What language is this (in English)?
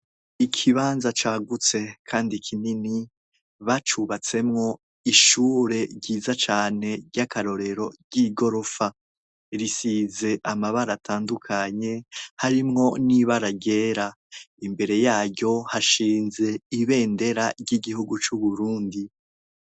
Rundi